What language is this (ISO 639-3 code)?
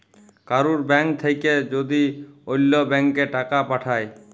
ben